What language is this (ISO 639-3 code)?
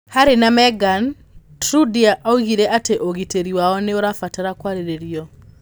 kik